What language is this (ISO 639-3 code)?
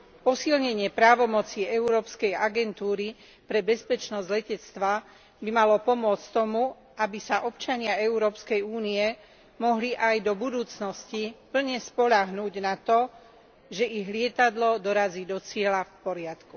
slk